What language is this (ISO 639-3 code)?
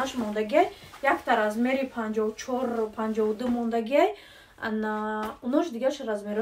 rus